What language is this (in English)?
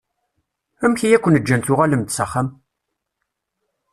Kabyle